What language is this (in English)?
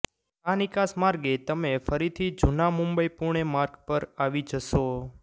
Gujarati